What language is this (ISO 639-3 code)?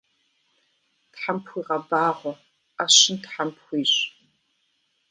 kbd